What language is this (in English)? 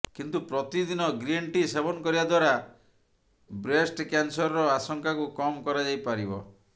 Odia